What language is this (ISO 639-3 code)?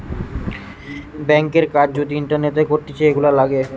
ben